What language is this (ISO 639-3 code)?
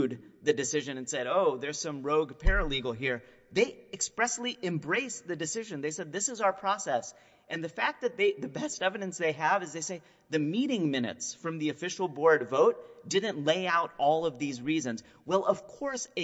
eng